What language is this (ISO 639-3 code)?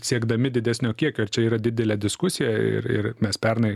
lit